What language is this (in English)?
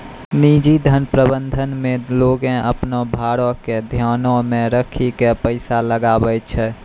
Maithili